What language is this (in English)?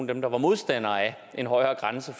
Danish